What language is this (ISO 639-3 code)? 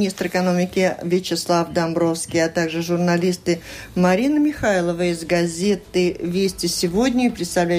rus